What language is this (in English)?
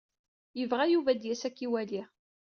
Kabyle